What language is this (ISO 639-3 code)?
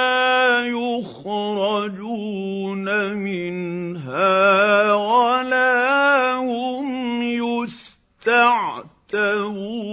ara